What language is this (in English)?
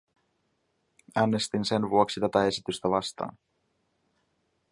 Finnish